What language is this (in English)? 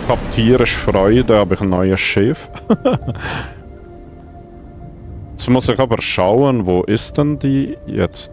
German